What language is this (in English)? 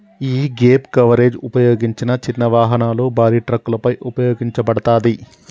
Telugu